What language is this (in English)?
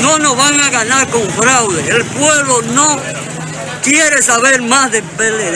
Spanish